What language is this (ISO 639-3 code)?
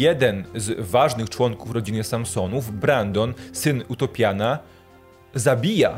pol